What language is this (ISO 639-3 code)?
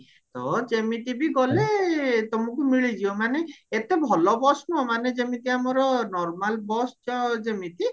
ori